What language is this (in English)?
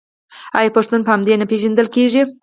Pashto